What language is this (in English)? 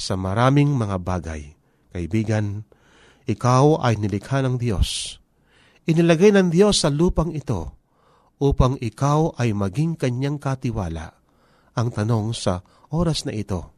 Filipino